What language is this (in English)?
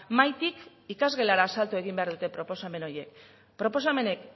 Basque